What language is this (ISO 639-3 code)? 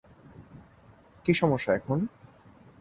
ben